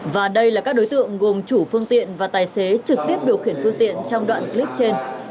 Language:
Vietnamese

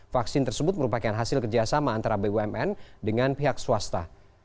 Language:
Indonesian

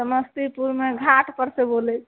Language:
Maithili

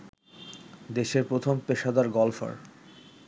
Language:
Bangla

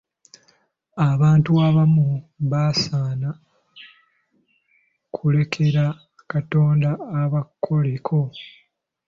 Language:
Ganda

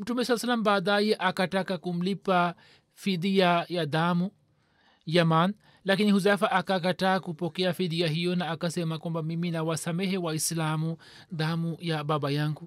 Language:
Swahili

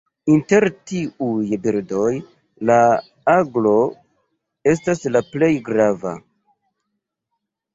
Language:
Esperanto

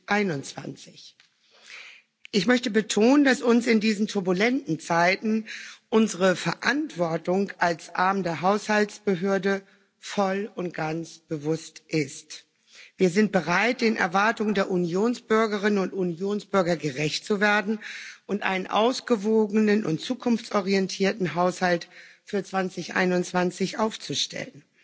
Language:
German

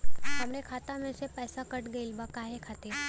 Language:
Bhojpuri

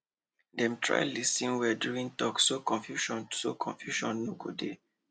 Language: Nigerian Pidgin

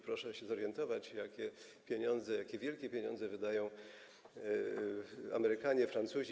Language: Polish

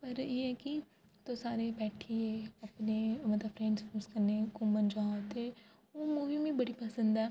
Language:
Dogri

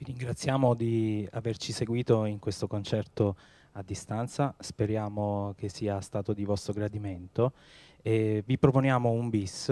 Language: Italian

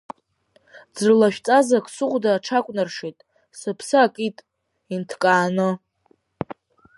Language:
Abkhazian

